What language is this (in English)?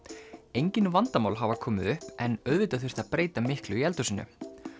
Icelandic